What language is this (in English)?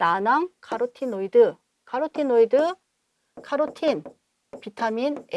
Korean